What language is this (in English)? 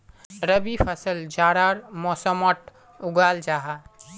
Magahi